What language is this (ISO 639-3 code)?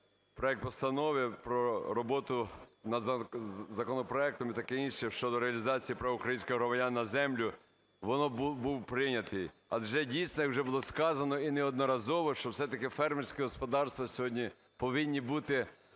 ukr